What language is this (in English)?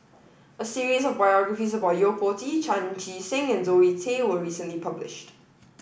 English